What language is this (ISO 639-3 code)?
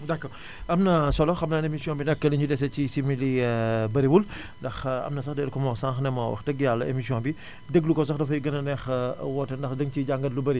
wol